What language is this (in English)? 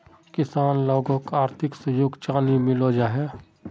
Magahi